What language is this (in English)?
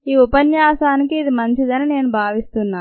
Telugu